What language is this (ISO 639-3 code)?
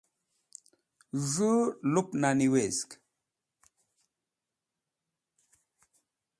wbl